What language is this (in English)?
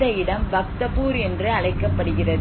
Tamil